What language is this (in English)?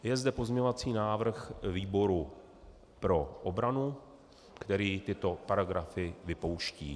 Czech